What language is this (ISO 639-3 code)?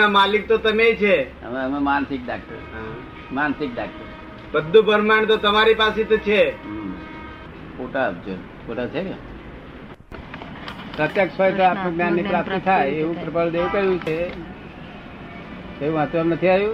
guj